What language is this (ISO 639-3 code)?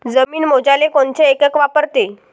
mar